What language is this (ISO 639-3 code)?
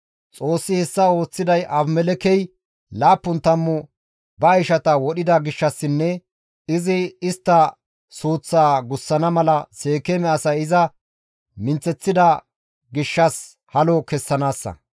gmv